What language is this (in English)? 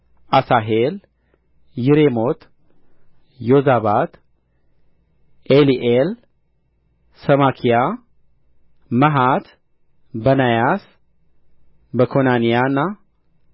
Amharic